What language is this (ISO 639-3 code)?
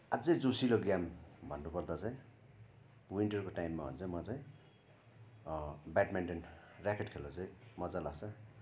nep